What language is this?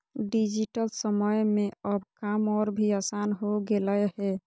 Magahi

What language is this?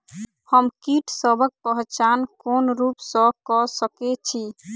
Maithili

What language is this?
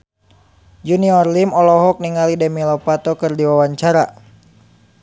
Sundanese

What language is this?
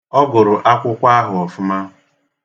Igbo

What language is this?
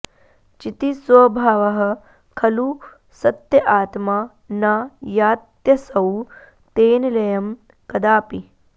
Sanskrit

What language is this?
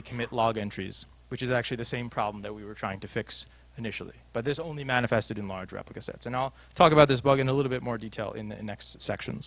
English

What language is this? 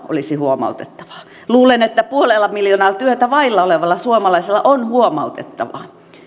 Finnish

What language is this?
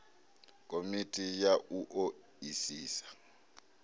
Venda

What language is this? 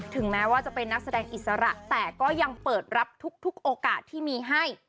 Thai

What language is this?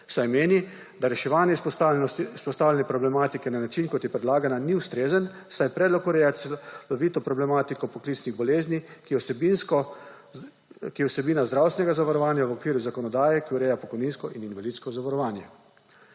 Slovenian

